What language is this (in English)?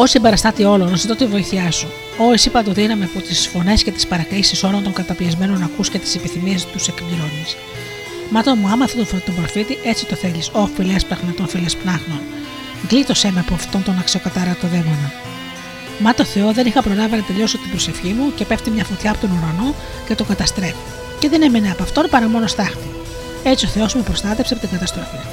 Greek